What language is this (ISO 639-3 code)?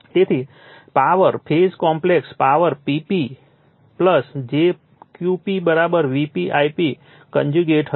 guj